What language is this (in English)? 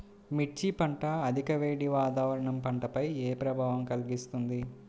Telugu